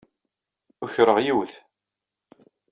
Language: Kabyle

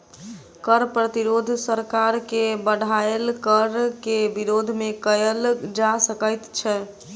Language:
Maithili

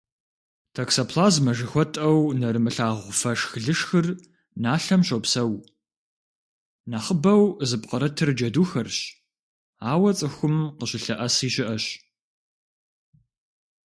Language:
Kabardian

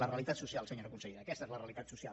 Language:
Catalan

